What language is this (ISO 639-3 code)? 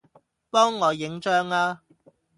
yue